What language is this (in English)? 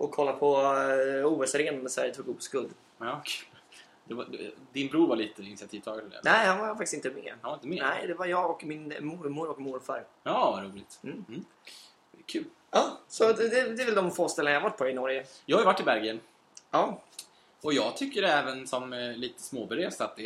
Swedish